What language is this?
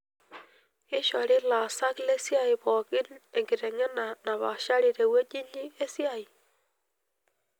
Masai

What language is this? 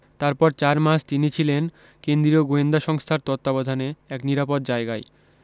Bangla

